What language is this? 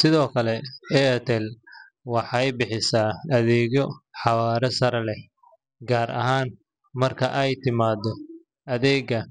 Somali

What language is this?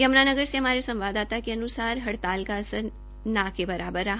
Hindi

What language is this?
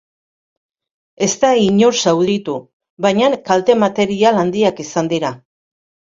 Basque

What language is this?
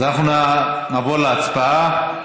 Hebrew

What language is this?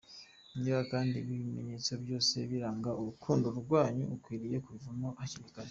Kinyarwanda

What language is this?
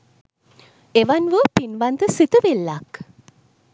Sinhala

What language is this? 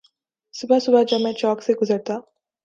Urdu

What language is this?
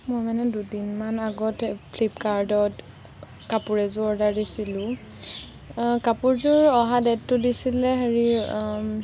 Assamese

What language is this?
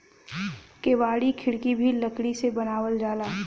Bhojpuri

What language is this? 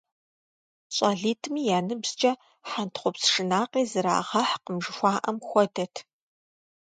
Kabardian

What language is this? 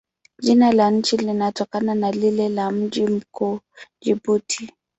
Swahili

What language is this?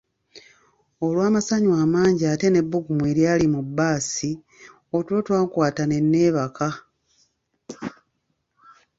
Ganda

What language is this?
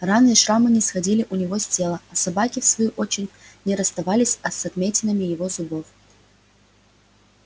Russian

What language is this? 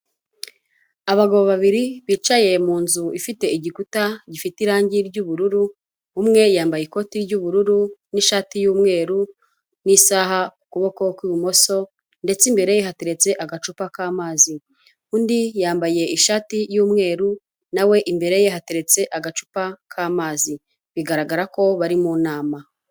Kinyarwanda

